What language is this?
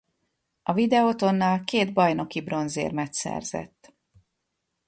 Hungarian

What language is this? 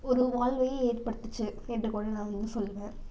Tamil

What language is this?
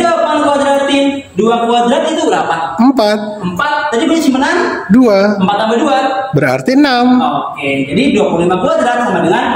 Indonesian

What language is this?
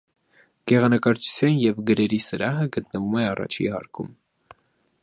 Armenian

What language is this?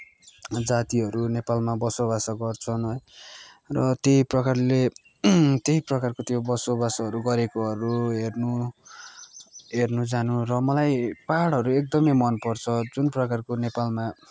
Nepali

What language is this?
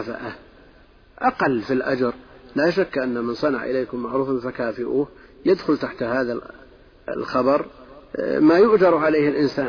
Arabic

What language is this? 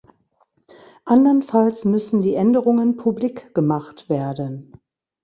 German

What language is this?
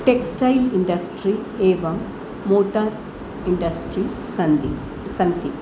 Sanskrit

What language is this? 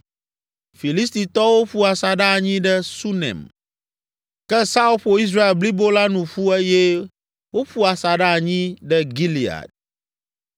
Ewe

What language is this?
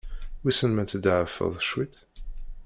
Kabyle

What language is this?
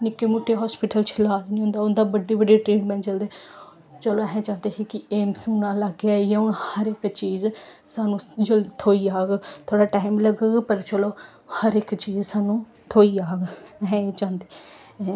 Dogri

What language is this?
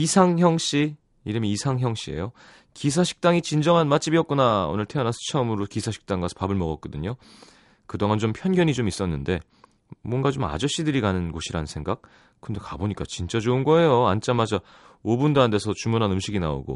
Korean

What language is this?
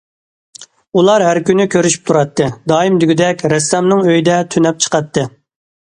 Uyghur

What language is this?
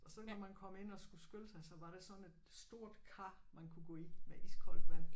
Danish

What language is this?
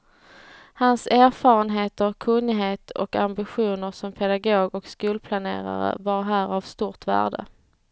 Swedish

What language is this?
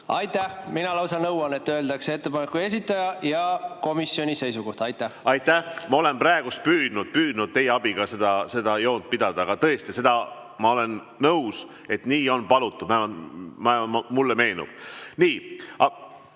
Estonian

